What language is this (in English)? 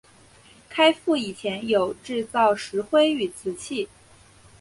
Chinese